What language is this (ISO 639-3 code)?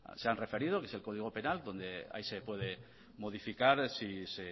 spa